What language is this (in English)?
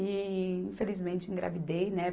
Portuguese